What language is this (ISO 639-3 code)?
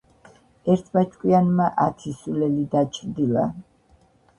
kat